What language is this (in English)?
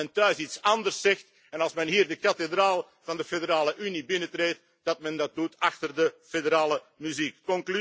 Dutch